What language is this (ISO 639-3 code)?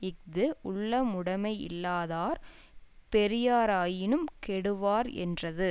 tam